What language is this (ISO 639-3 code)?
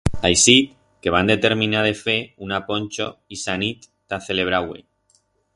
arg